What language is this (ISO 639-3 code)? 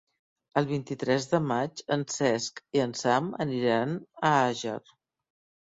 cat